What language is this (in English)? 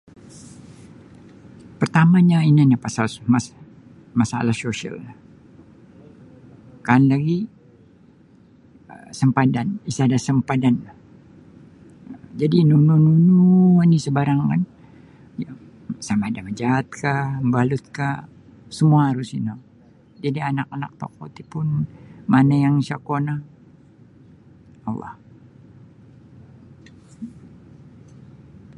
Sabah Bisaya